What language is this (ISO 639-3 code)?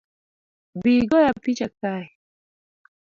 luo